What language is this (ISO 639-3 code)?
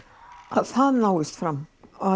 isl